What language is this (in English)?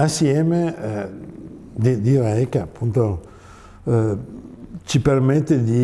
Italian